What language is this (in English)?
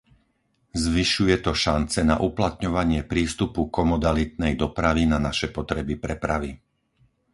Slovak